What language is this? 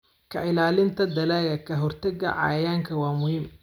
Somali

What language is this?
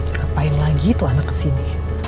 Indonesian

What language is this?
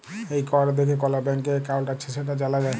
Bangla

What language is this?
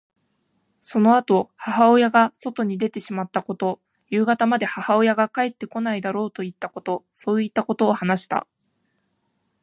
Japanese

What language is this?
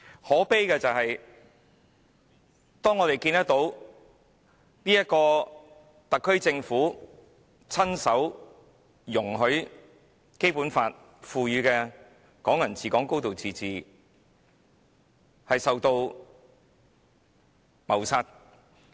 Cantonese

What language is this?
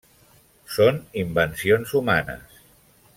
Catalan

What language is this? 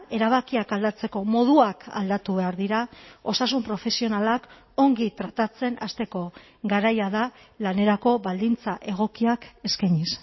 Basque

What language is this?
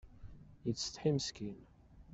Kabyle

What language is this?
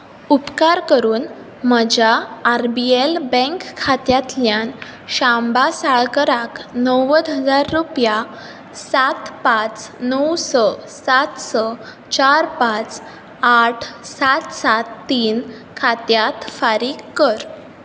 Konkani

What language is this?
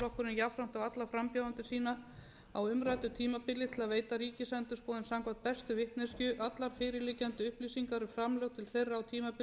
Icelandic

